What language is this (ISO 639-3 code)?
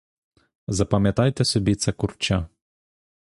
ukr